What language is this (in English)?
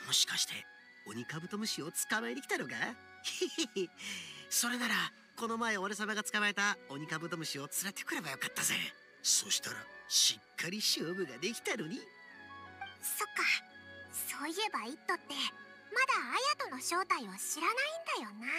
Japanese